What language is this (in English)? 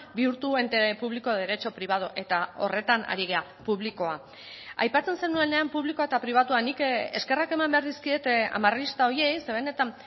Basque